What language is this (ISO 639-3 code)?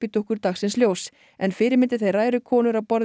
isl